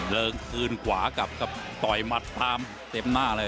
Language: Thai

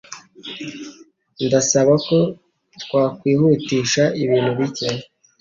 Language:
Kinyarwanda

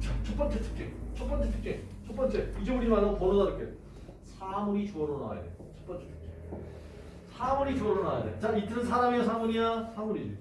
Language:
Korean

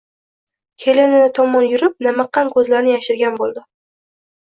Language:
Uzbek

